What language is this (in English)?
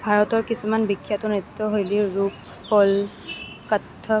Assamese